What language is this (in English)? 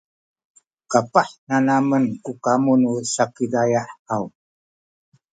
Sakizaya